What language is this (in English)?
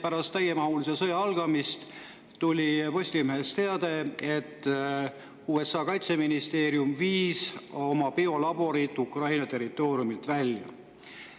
Estonian